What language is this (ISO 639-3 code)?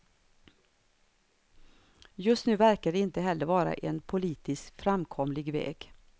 swe